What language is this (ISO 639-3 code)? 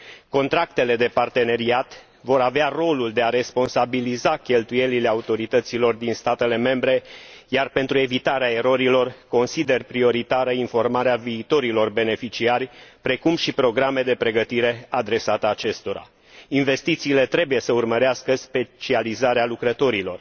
ron